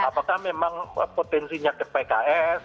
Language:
Indonesian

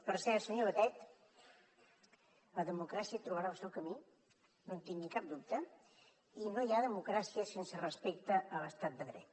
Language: Catalan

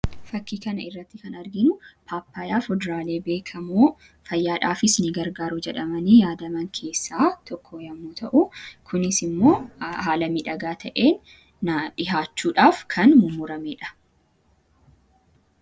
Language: Oromo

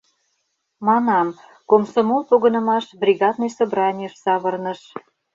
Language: Mari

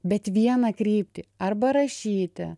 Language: Lithuanian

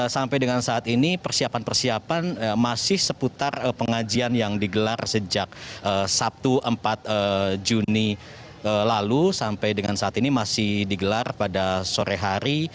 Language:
Indonesian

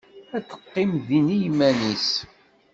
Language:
Kabyle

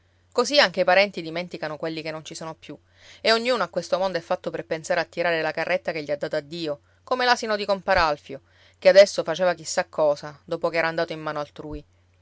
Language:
Italian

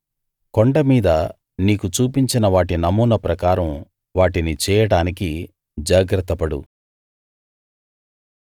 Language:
Telugu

